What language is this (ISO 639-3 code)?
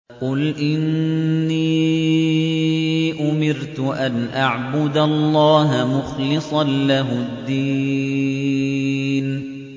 ara